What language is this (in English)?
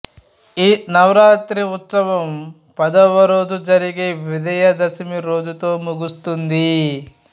Telugu